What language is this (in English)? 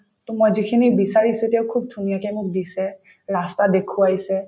Assamese